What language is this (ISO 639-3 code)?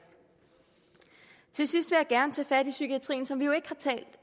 dan